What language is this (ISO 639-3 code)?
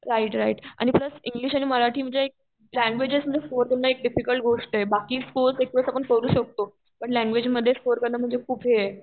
mar